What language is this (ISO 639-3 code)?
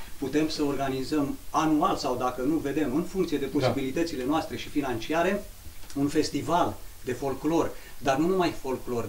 ron